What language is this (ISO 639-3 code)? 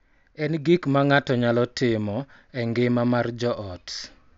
luo